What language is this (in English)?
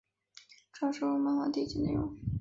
Chinese